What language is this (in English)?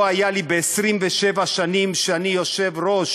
Hebrew